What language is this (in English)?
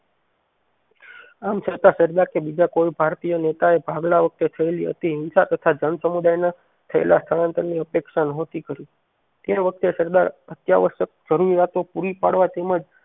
Gujarati